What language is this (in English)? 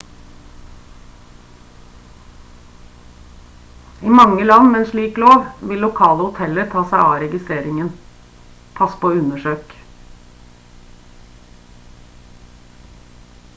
Norwegian Bokmål